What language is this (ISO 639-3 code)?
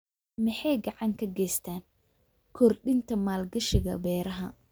som